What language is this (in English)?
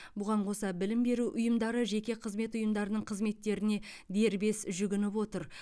Kazakh